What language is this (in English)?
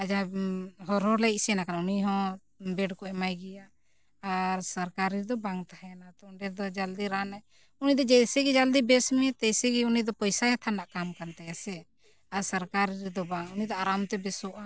Santali